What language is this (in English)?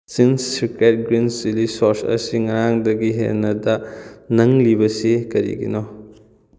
Manipuri